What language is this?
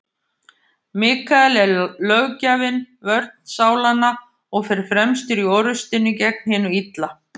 Icelandic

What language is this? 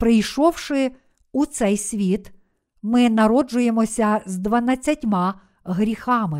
Ukrainian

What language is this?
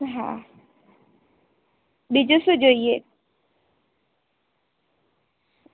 Gujarati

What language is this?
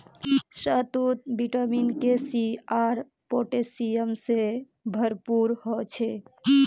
Magahi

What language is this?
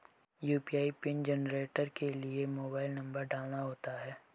Hindi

